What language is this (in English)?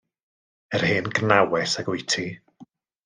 Welsh